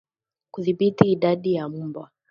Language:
Swahili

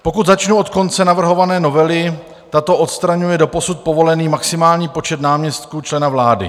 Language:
Czech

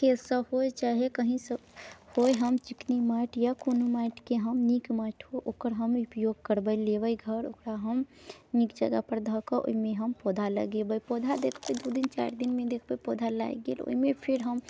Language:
Maithili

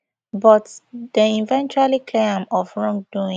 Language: Nigerian Pidgin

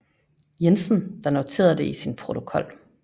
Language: Danish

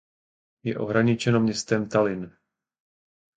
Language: Czech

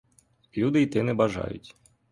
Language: Ukrainian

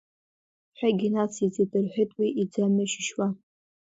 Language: Abkhazian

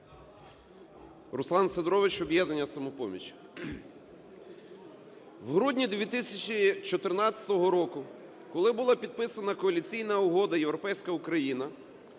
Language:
Ukrainian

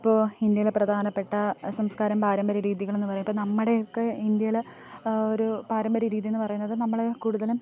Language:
Malayalam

